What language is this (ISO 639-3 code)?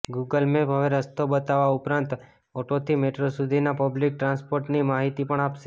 guj